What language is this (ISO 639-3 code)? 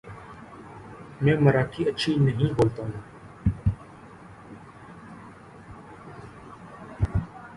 urd